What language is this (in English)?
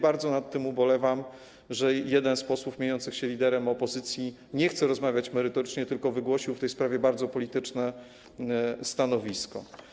Polish